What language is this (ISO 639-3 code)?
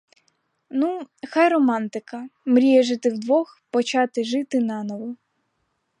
ukr